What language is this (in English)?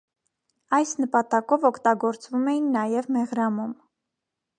Armenian